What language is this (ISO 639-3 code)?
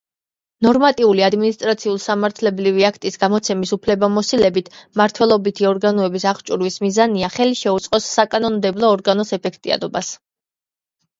kat